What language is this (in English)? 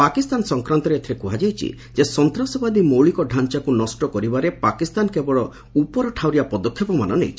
Odia